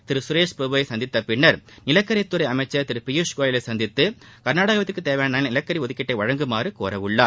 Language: Tamil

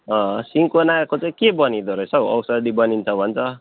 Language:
Nepali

